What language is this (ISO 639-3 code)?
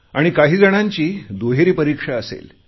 mar